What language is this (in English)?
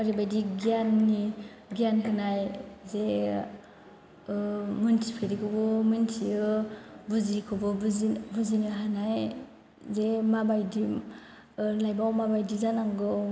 Bodo